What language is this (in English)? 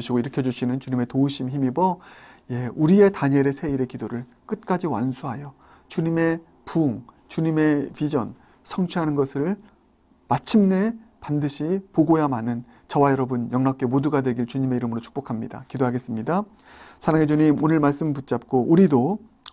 Korean